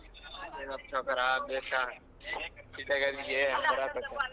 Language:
Kannada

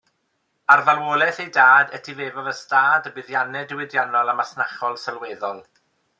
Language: Welsh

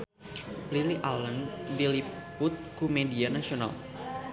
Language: Sundanese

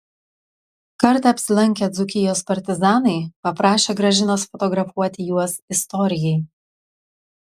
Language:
Lithuanian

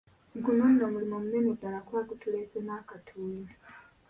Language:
Ganda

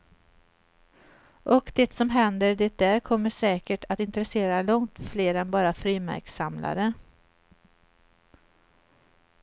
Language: Swedish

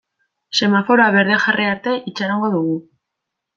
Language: Basque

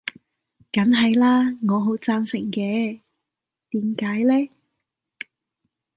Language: Cantonese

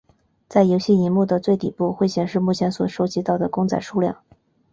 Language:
Chinese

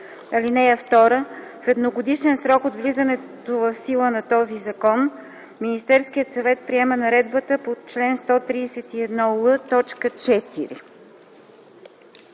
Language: Bulgarian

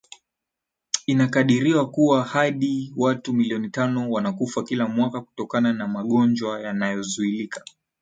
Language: Swahili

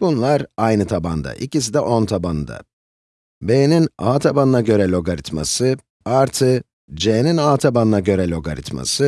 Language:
Turkish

